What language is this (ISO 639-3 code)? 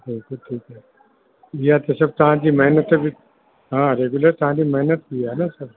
snd